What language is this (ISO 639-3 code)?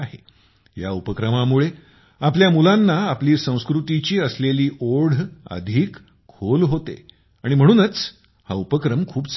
mar